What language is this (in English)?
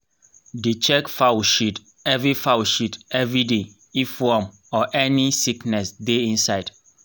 Nigerian Pidgin